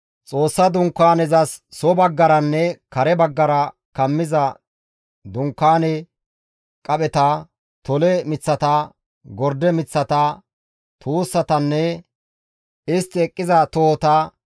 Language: Gamo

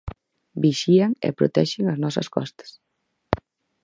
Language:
Galician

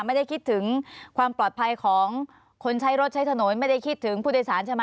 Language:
Thai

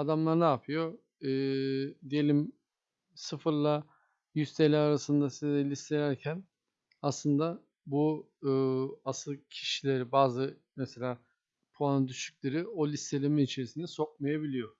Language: Turkish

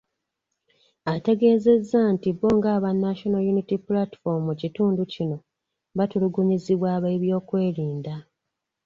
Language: Ganda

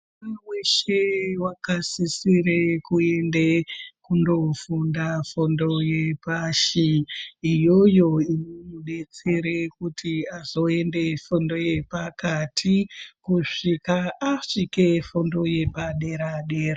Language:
Ndau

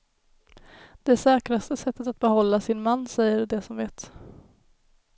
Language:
Swedish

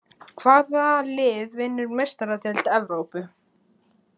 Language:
Icelandic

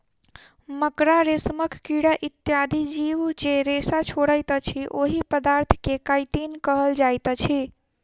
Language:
Maithili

